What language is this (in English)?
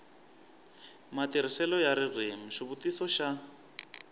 Tsonga